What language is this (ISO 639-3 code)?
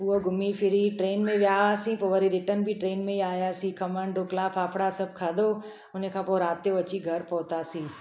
snd